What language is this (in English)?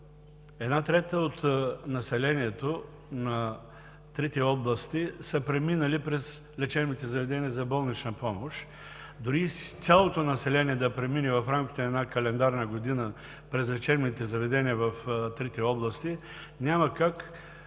Bulgarian